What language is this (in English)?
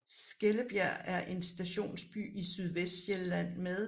Danish